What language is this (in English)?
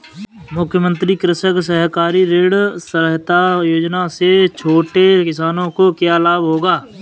Hindi